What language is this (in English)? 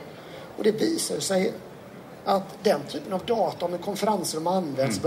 Swedish